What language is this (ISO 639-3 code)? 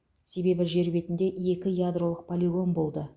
kaz